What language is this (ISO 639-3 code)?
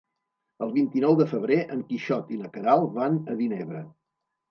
cat